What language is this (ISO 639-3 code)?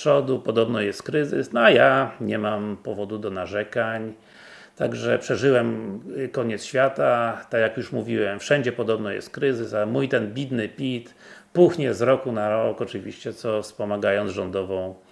pol